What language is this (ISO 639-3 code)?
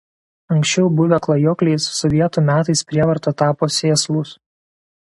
lit